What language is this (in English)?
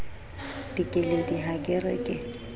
Southern Sotho